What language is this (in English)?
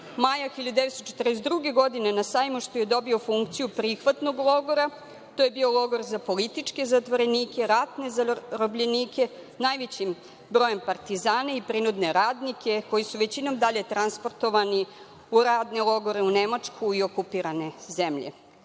Serbian